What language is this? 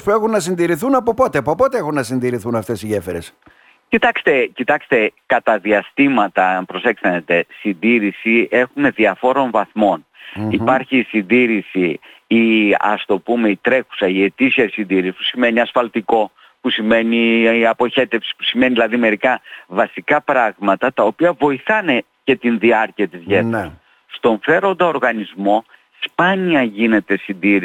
Greek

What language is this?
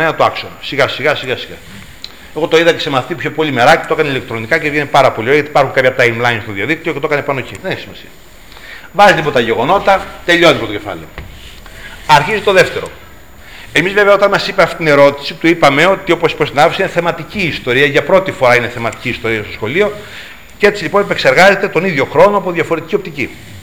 Greek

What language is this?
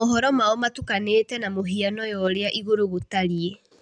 Kikuyu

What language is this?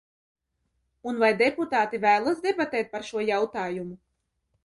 Latvian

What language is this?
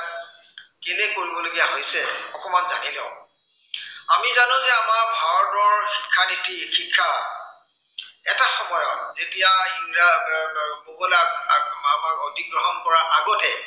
Assamese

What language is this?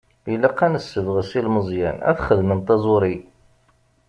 Kabyle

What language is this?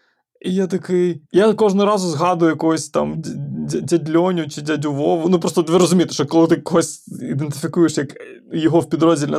Ukrainian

